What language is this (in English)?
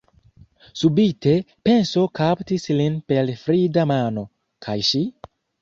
Esperanto